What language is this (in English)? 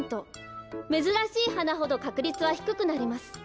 Japanese